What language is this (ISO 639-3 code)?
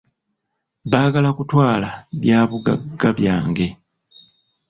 lug